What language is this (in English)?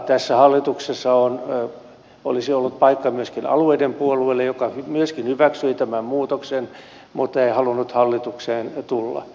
Finnish